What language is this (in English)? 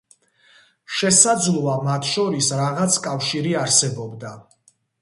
Georgian